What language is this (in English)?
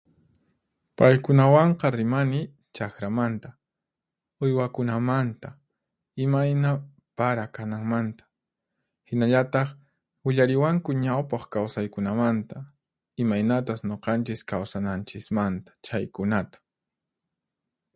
Puno Quechua